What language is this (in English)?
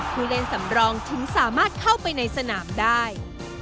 Thai